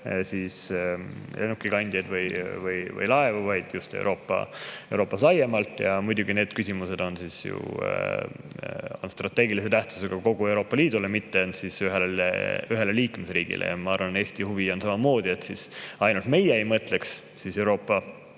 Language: Estonian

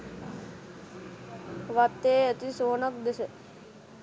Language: Sinhala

